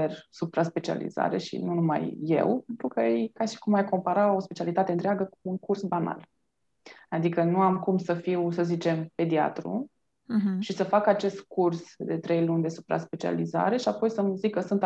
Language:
Romanian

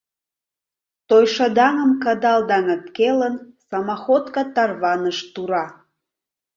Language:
Mari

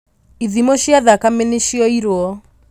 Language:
Kikuyu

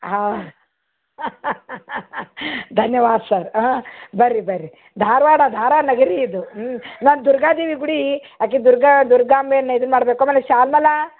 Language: Kannada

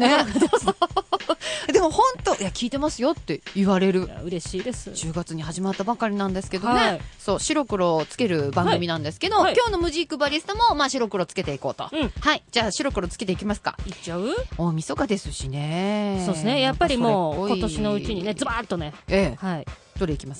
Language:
Japanese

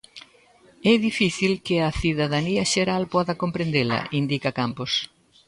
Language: Galician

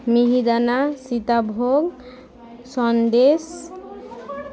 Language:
Bangla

